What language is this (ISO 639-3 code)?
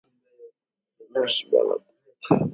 swa